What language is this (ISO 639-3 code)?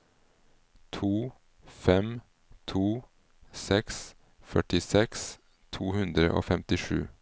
nor